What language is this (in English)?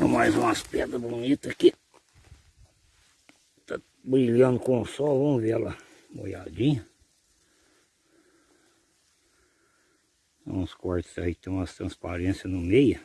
Portuguese